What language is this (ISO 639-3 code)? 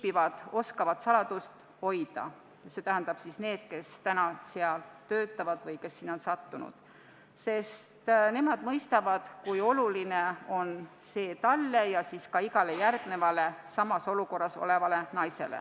est